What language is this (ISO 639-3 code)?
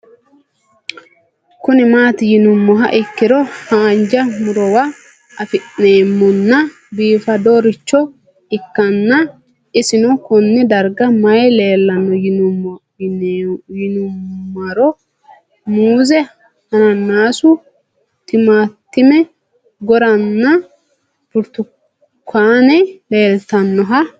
sid